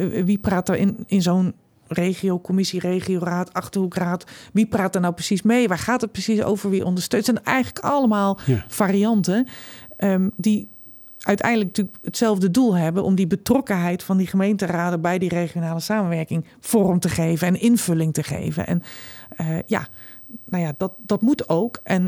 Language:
Dutch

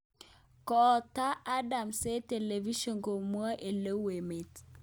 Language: Kalenjin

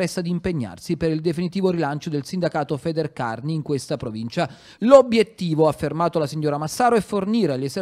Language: Italian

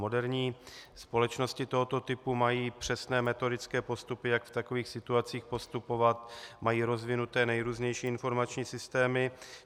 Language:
Czech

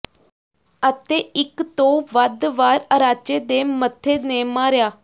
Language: Punjabi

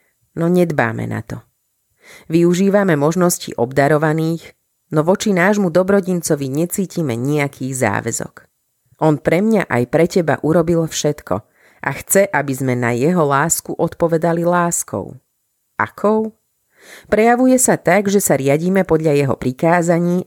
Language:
Slovak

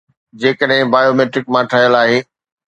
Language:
Sindhi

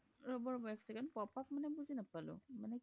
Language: Assamese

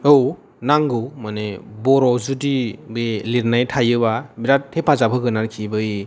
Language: Bodo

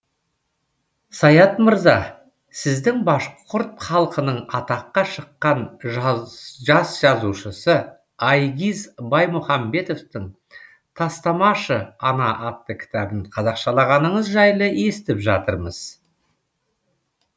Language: Kazakh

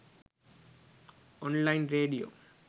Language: Sinhala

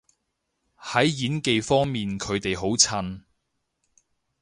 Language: Cantonese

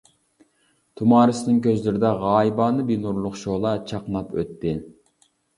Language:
Uyghur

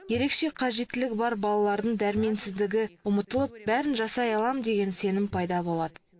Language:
Kazakh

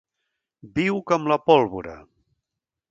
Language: Catalan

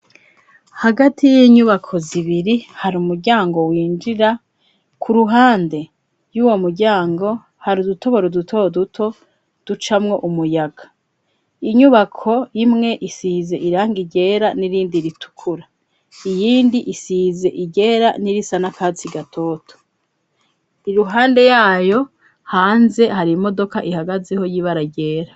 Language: Rundi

